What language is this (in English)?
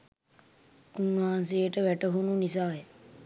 Sinhala